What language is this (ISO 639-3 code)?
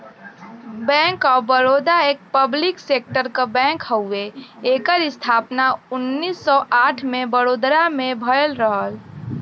bho